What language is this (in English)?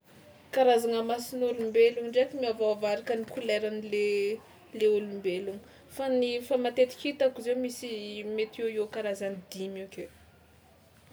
Tsimihety Malagasy